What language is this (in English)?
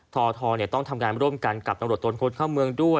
Thai